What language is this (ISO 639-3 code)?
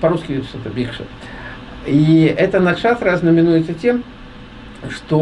rus